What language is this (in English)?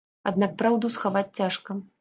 Belarusian